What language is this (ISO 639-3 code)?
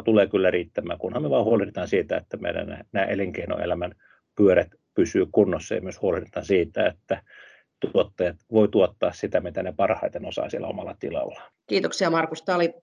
fin